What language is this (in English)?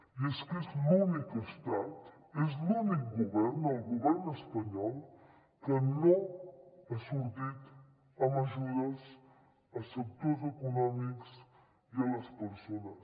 Catalan